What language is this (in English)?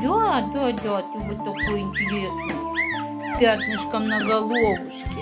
Russian